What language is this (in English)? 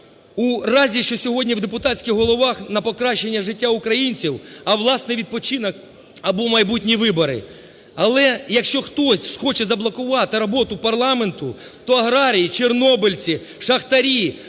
Ukrainian